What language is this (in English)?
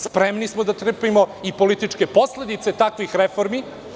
Serbian